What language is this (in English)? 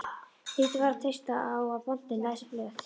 Icelandic